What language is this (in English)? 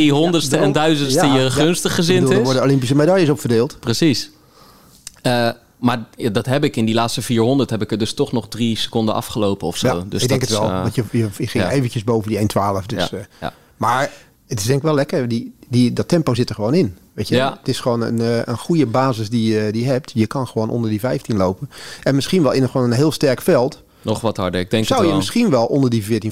Dutch